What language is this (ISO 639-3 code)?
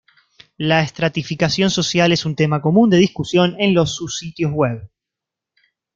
spa